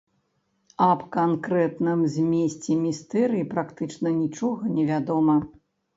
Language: Belarusian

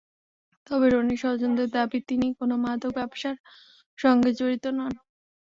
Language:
Bangla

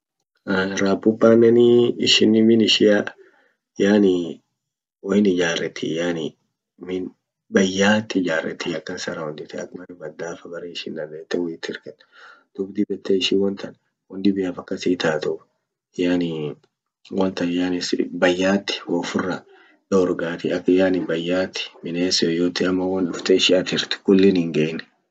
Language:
Orma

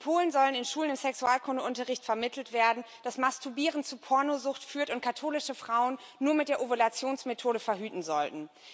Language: German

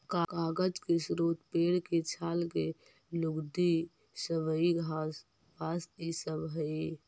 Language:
Magahi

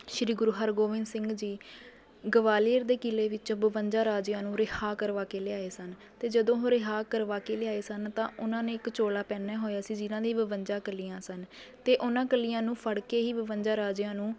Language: Punjabi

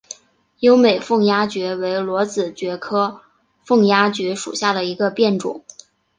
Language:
Chinese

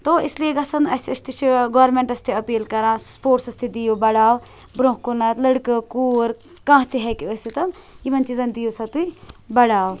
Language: Kashmiri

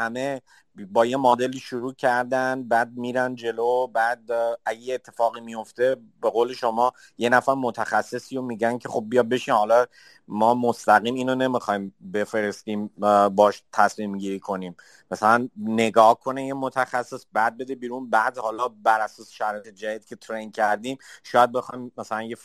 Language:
Persian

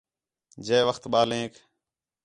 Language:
Khetrani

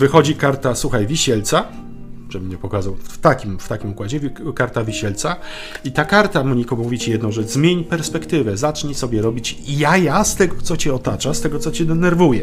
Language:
Polish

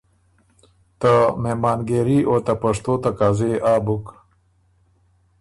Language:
Ormuri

